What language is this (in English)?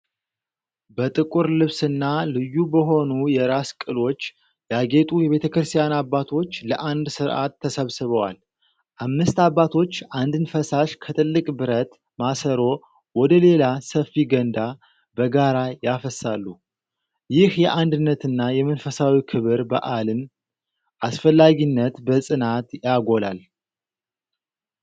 Amharic